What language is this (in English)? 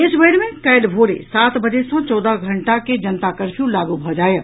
Maithili